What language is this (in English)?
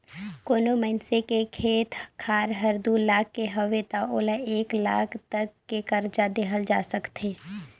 Chhattisgarhi